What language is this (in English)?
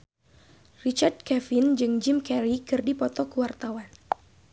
Sundanese